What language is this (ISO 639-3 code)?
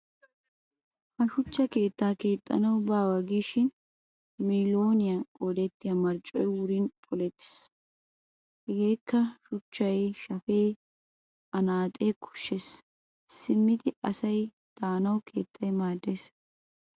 wal